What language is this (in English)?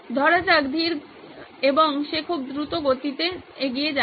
Bangla